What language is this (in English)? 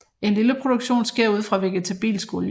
Danish